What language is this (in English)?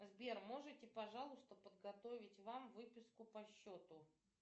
Russian